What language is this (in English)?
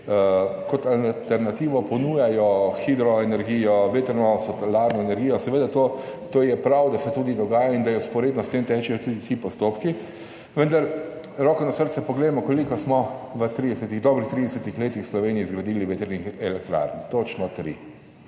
Slovenian